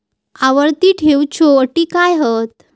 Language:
Marathi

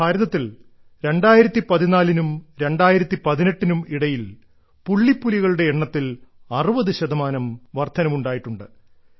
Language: Malayalam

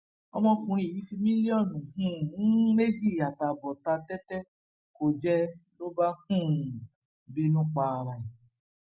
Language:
Yoruba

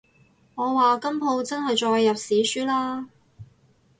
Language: Cantonese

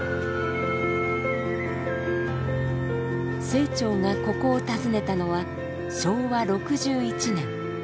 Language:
Japanese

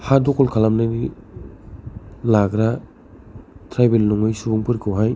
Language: Bodo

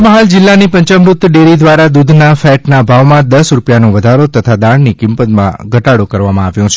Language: Gujarati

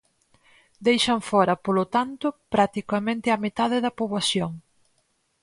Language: Galician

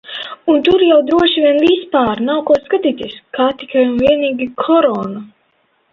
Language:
Latvian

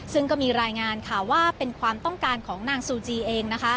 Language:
Thai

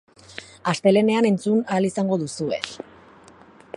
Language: Basque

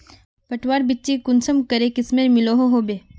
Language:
Magahi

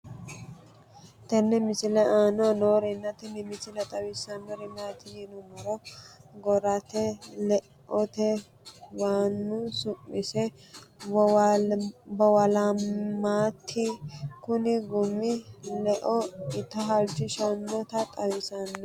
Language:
Sidamo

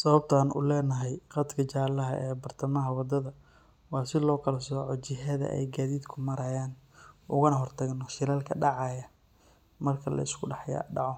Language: Somali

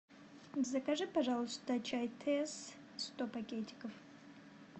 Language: Russian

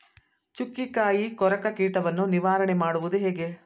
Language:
Kannada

